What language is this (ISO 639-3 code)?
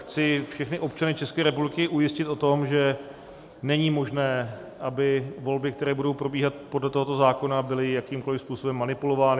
ces